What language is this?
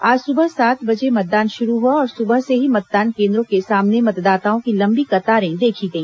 Hindi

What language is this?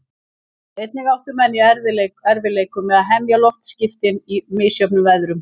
Icelandic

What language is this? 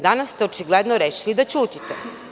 Serbian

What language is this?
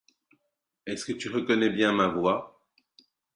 English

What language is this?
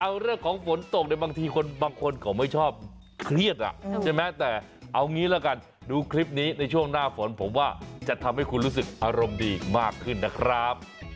Thai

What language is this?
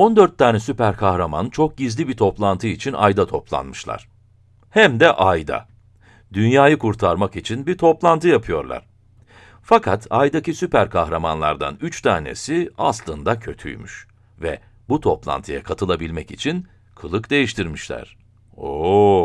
Turkish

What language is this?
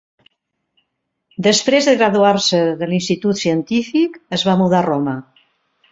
Catalan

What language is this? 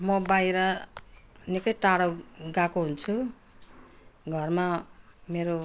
Nepali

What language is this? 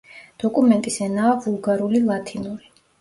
Georgian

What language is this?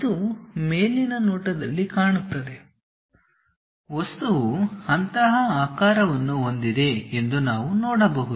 Kannada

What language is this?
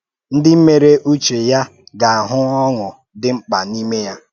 Igbo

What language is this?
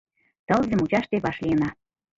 Mari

